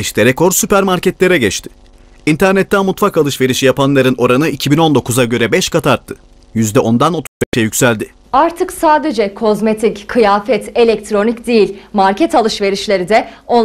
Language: Turkish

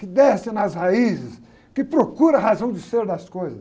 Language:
Portuguese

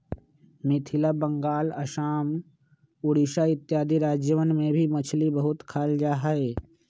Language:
Magahi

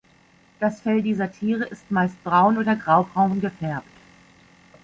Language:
German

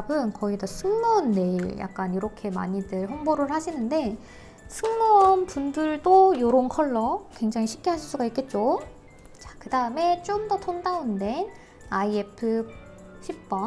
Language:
Korean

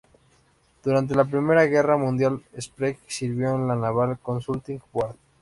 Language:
Spanish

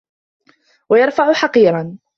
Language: Arabic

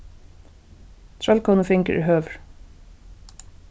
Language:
Faroese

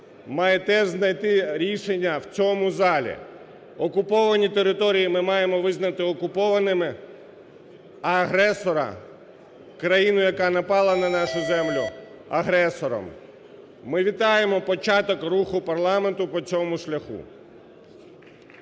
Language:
Ukrainian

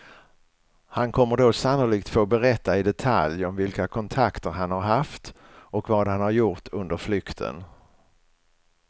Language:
Swedish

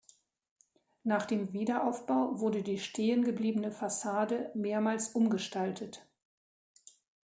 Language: German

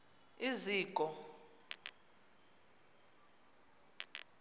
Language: Xhosa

